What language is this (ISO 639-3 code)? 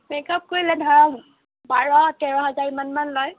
asm